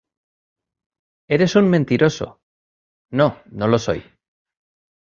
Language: Spanish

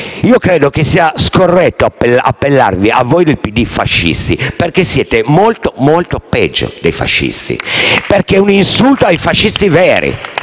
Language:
Italian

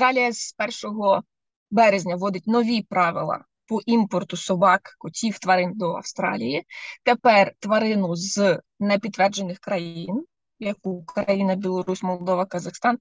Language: Ukrainian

